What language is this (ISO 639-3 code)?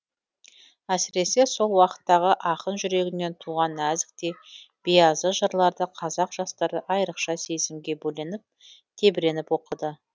kaz